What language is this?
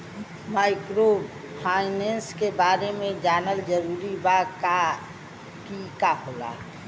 Bhojpuri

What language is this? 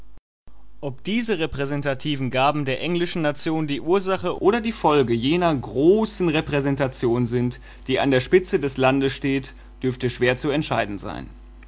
German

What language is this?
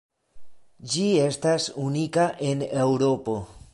Esperanto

